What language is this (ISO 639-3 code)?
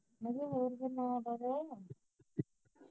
pan